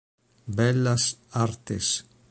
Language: Italian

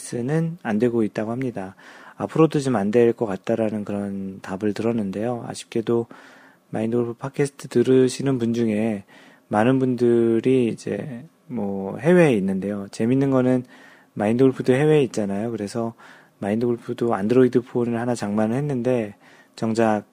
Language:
Korean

